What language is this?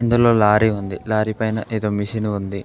Telugu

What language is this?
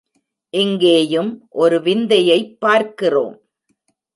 Tamil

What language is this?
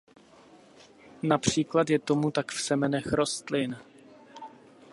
Czech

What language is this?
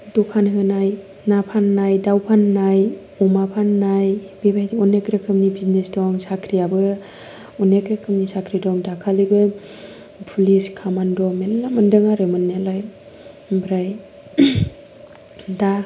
Bodo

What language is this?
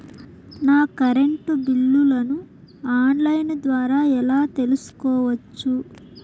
Telugu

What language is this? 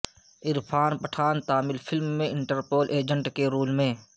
Urdu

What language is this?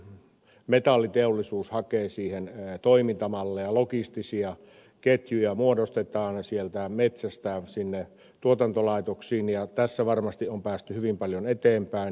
Finnish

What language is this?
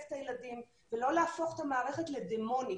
Hebrew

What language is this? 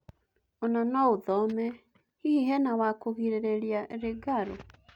Kikuyu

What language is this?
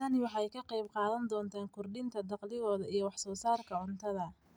Somali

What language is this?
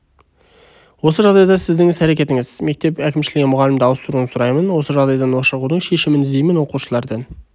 Kazakh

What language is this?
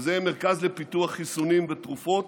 Hebrew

